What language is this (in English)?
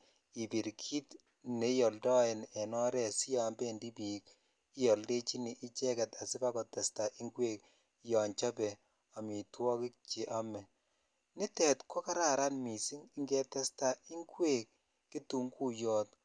Kalenjin